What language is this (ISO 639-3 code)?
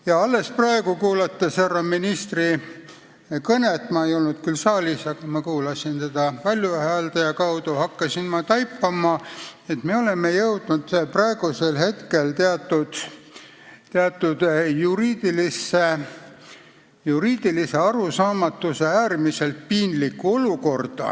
est